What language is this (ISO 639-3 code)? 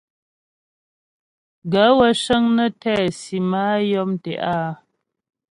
bbj